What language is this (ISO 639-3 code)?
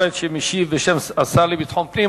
heb